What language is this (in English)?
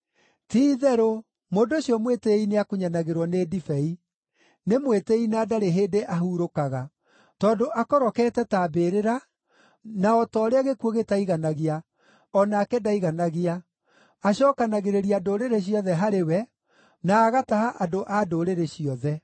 Kikuyu